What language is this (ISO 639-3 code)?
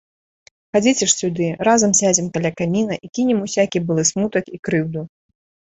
bel